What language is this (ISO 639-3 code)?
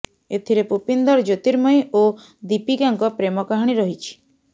ori